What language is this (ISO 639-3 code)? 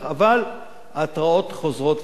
heb